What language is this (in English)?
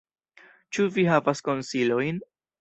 Esperanto